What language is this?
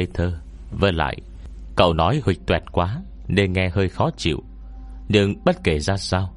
Vietnamese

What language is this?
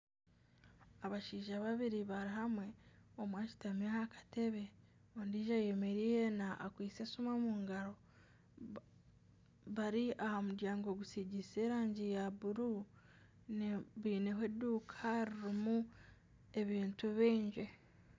Nyankole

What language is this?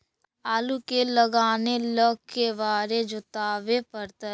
Magahi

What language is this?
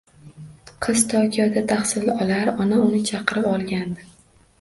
Uzbek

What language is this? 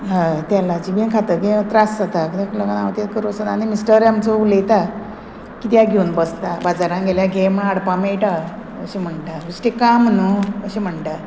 Konkani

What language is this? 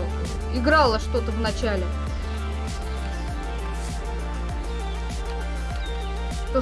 Russian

